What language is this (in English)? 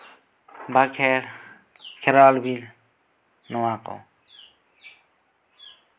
Santali